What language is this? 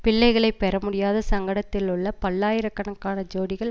Tamil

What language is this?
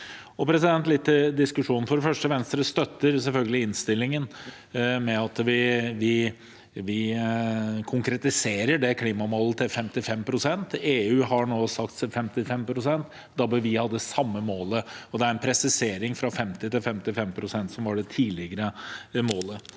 Norwegian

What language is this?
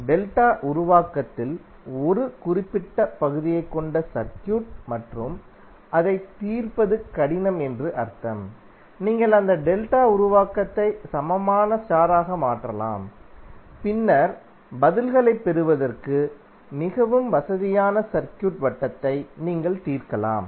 Tamil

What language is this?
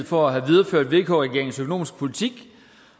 Danish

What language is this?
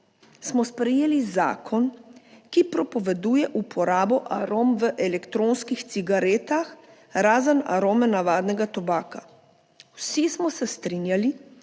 Slovenian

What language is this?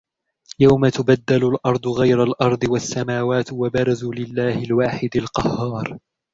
Arabic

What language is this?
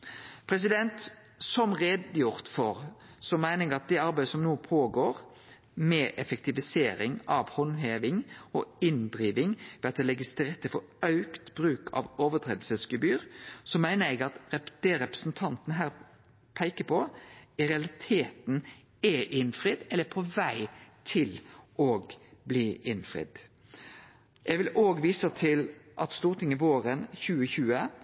Norwegian Nynorsk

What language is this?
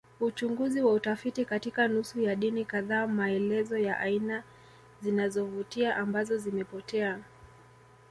Swahili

